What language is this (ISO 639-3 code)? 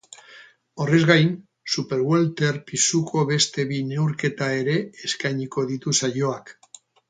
eus